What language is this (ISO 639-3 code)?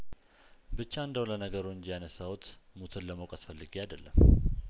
amh